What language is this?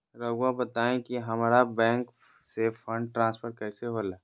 Magahi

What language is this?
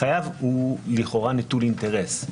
Hebrew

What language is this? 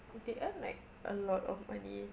English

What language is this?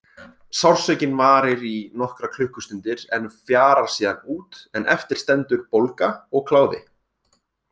Icelandic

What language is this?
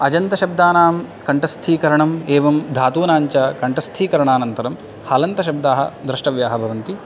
Sanskrit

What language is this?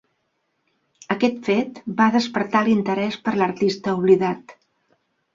Catalan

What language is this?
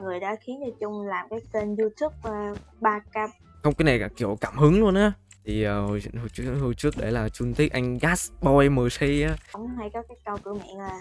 Vietnamese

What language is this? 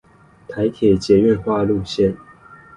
Chinese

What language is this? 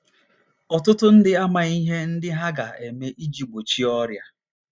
Igbo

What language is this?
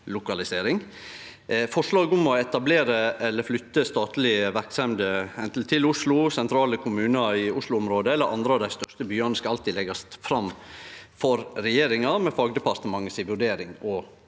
Norwegian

